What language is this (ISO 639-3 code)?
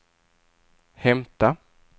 swe